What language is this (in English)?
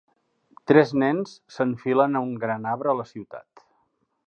Catalan